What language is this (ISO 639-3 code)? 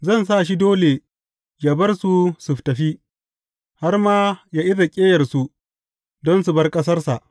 hau